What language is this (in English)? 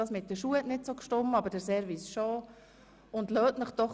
Swiss German